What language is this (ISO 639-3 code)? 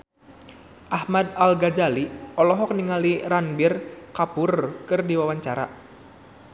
sun